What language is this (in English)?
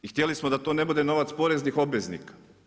Croatian